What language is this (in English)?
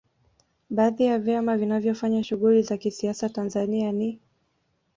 Swahili